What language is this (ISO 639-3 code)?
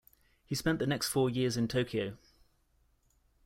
eng